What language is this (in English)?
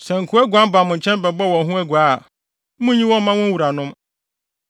Akan